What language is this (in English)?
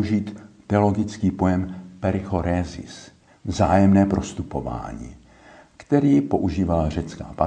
Czech